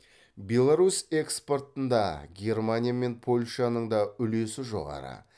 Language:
Kazakh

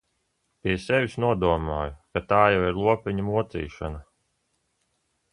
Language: Latvian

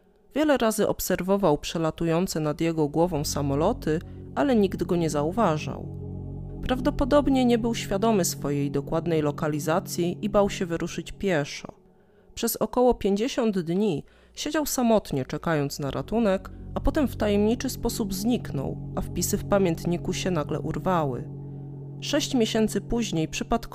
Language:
Polish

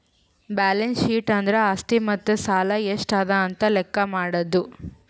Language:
Kannada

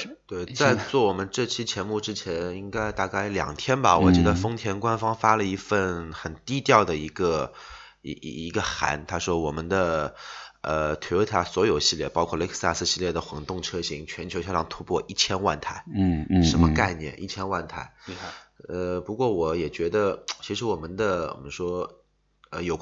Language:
Chinese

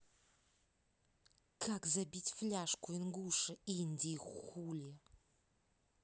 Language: Russian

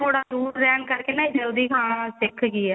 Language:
Punjabi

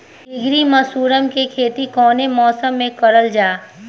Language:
Bhojpuri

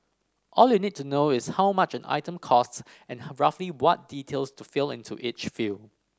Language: English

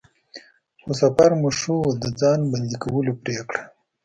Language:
Pashto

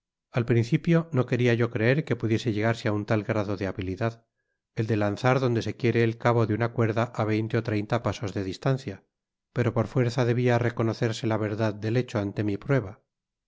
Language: Spanish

